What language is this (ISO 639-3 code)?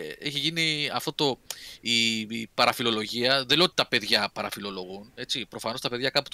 ell